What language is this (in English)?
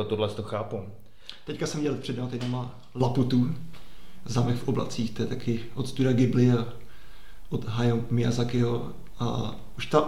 Czech